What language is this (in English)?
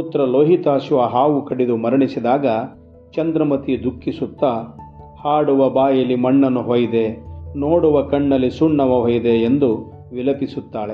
Kannada